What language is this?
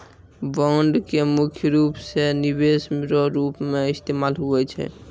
Maithili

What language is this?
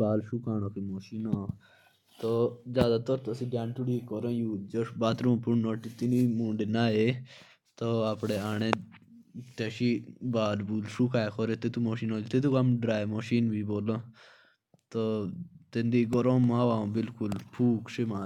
Jaunsari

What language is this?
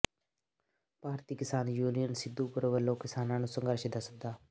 Punjabi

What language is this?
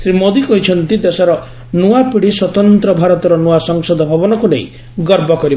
Odia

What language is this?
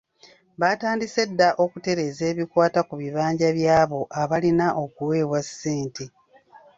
Ganda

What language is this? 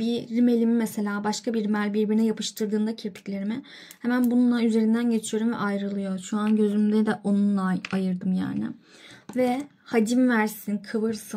Turkish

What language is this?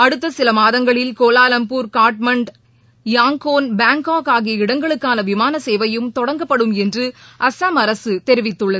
Tamil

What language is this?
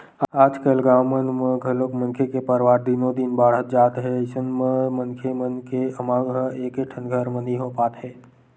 Chhattisgarhi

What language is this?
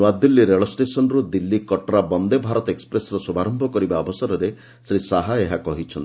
Odia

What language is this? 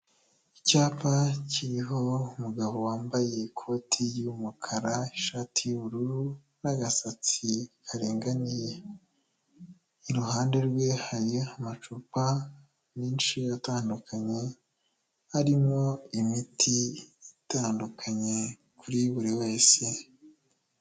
Kinyarwanda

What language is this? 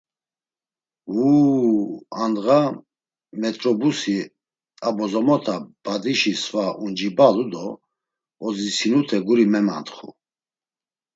Laz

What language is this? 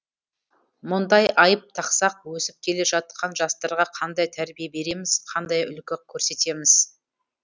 Kazakh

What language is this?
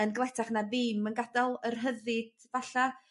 Welsh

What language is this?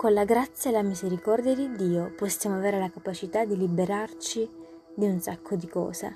Italian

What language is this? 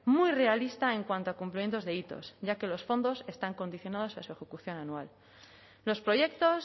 Spanish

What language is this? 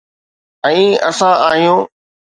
Sindhi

